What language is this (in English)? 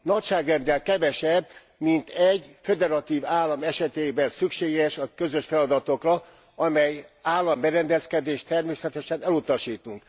Hungarian